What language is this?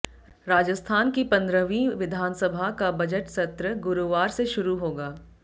Hindi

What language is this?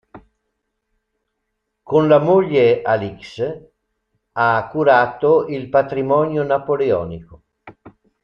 Italian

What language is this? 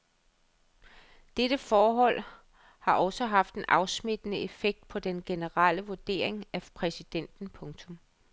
Danish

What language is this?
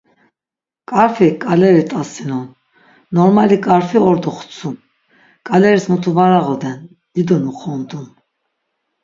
Laz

